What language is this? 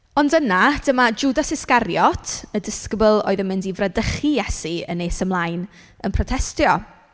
Welsh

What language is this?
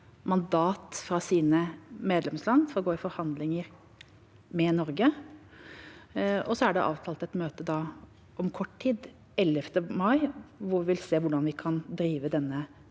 Norwegian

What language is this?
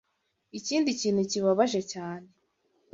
Kinyarwanda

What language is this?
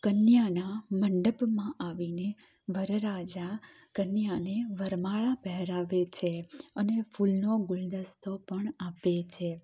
Gujarati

